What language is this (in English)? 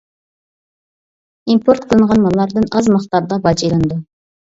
Uyghur